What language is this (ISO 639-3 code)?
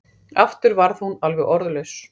isl